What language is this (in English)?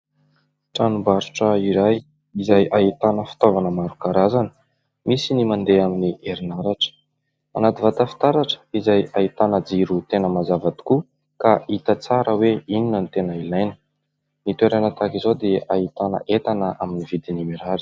Malagasy